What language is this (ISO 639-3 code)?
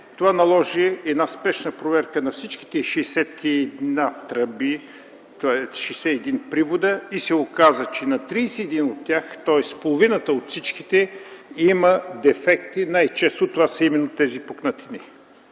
bul